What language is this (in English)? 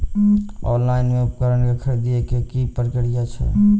Maithili